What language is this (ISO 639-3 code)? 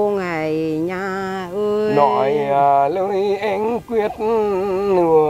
vie